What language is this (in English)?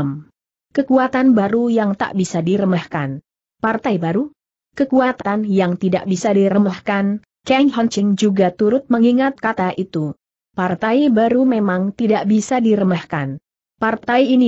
Indonesian